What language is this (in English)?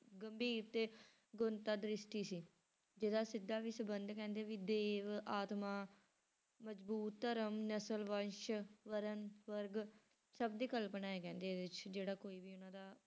Punjabi